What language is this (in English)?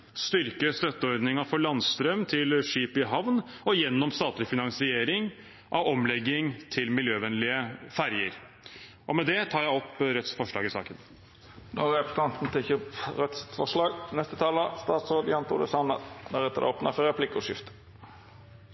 Norwegian